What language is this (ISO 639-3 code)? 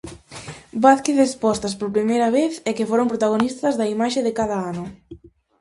glg